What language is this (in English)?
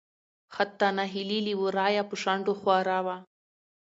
Pashto